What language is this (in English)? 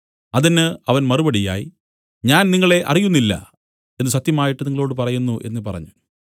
Malayalam